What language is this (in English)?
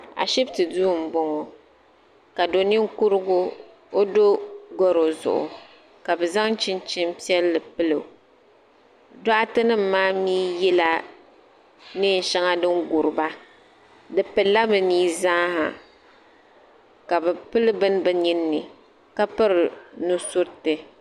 Dagbani